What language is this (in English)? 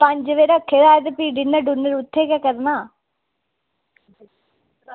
Dogri